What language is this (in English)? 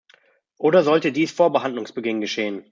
German